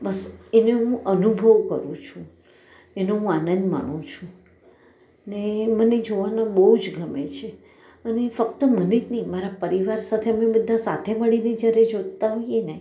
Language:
Gujarati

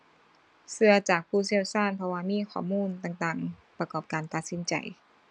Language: Thai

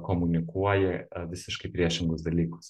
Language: Lithuanian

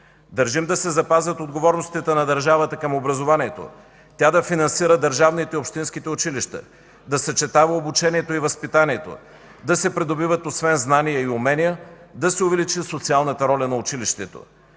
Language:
Bulgarian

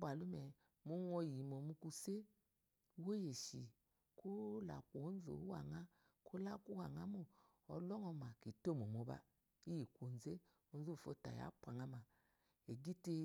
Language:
Eloyi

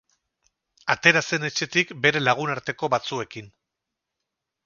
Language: Basque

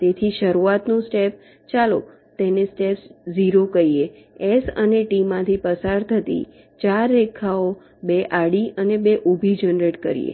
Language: Gujarati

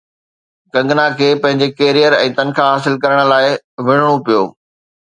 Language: Sindhi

